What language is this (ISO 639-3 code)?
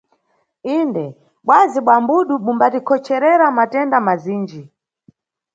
nyu